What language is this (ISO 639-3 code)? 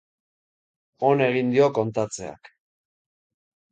eus